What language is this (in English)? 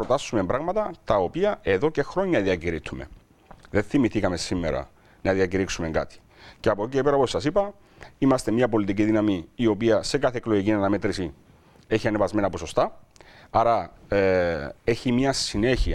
Greek